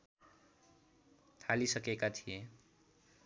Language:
Nepali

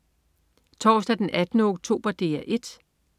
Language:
Danish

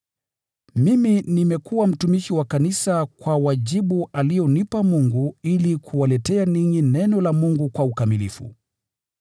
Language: Swahili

